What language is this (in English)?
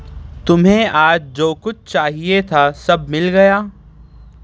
Urdu